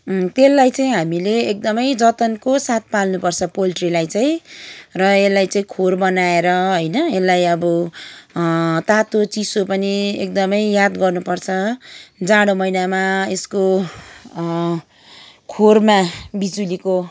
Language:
Nepali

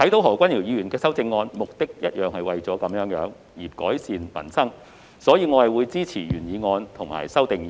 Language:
Cantonese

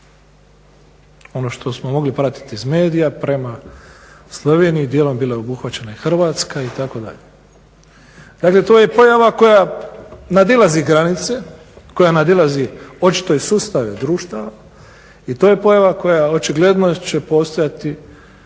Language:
Croatian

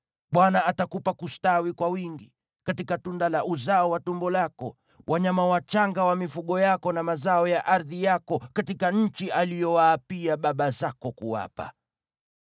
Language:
Swahili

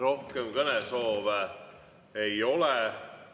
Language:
Estonian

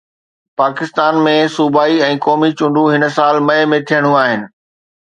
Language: Sindhi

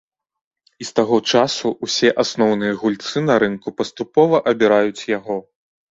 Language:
Belarusian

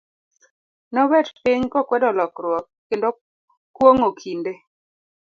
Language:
Luo (Kenya and Tanzania)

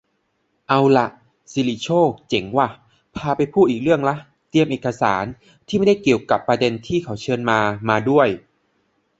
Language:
Thai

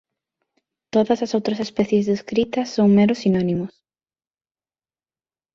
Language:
Galician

